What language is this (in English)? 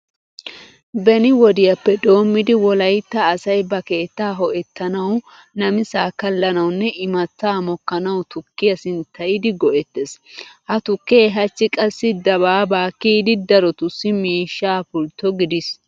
Wolaytta